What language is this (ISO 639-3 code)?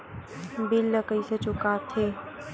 hne